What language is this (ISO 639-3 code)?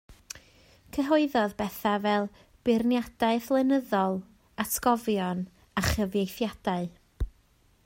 cym